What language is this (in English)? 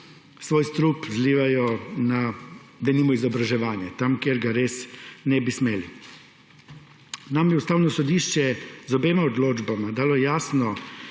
Slovenian